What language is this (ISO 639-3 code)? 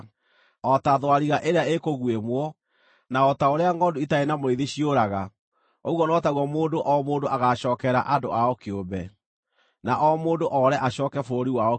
kik